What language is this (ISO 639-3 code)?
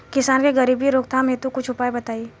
bho